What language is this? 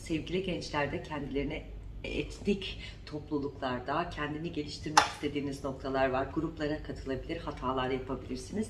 Turkish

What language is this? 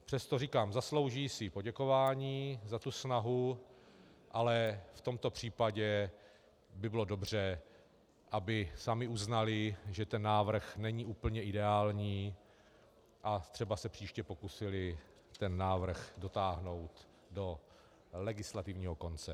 Czech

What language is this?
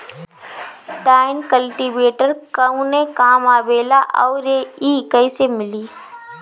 Bhojpuri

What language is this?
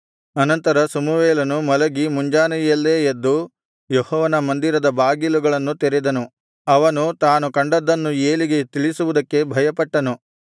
Kannada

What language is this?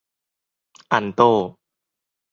Thai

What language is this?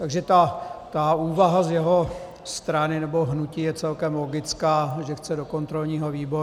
Czech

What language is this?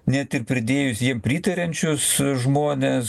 Lithuanian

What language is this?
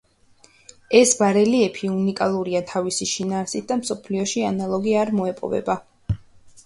Georgian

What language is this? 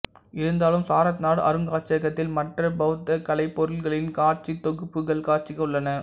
Tamil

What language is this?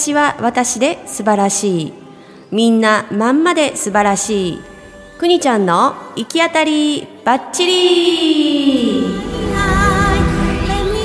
Japanese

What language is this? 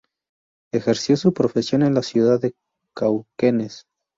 Spanish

